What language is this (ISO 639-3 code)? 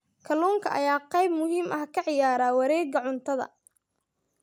som